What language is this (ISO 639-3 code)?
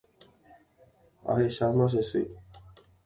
grn